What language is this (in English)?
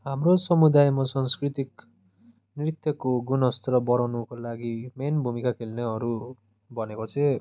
Nepali